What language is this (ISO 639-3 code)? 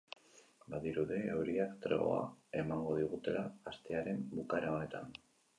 eus